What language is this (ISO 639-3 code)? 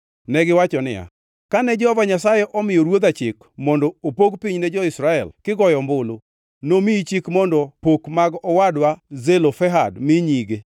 luo